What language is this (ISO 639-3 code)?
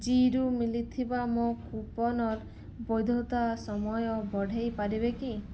ori